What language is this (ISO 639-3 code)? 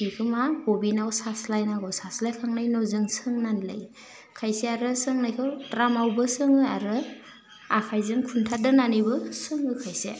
brx